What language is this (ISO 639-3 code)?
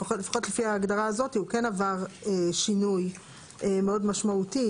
heb